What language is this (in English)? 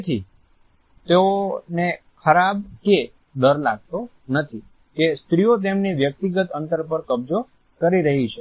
Gujarati